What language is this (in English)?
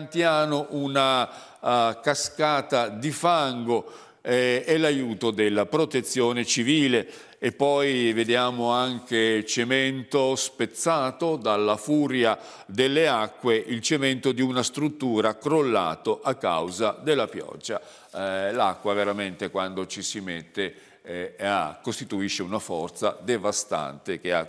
Italian